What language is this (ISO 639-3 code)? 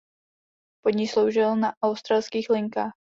ces